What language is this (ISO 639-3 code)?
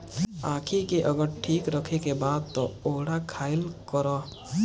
bho